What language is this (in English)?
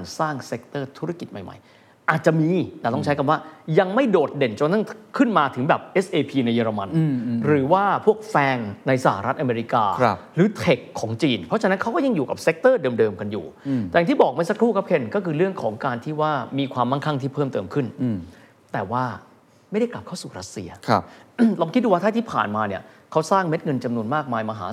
Thai